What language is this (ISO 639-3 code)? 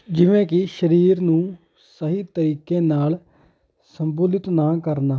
pan